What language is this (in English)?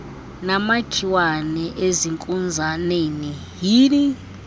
Xhosa